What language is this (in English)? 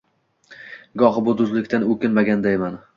Uzbek